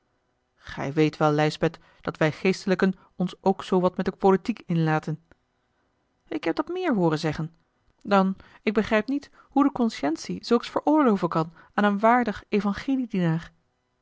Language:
Dutch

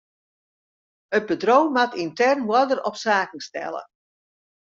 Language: Western Frisian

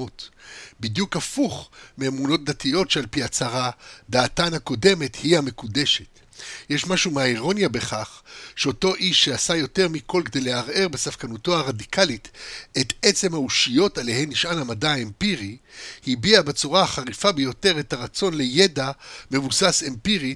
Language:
Hebrew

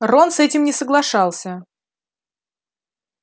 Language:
Russian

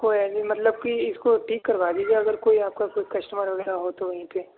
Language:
Urdu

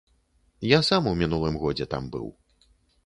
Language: Belarusian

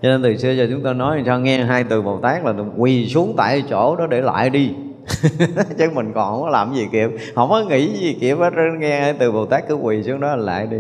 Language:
Vietnamese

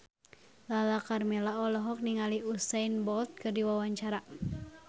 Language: Sundanese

